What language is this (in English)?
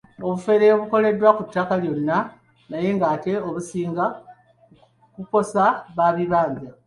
Ganda